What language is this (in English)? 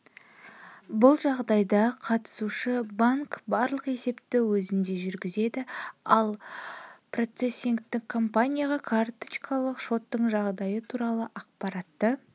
Kazakh